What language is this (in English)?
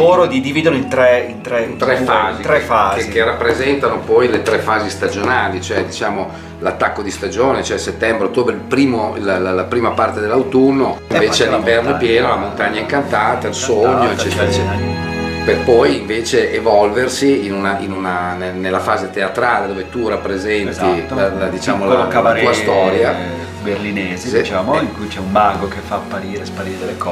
Italian